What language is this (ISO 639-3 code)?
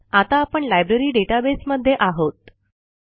mar